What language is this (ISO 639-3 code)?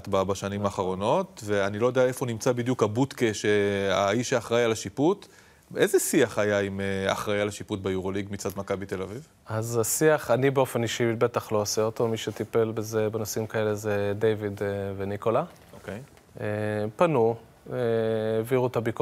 heb